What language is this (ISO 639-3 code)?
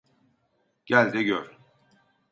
tur